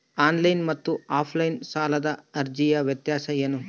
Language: Kannada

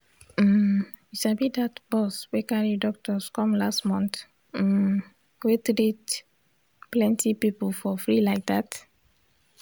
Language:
Nigerian Pidgin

